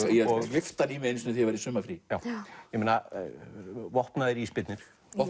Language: Icelandic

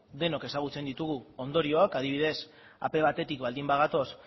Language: Basque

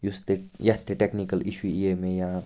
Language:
Kashmiri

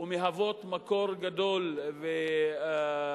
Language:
Hebrew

